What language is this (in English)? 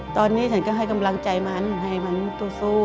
Thai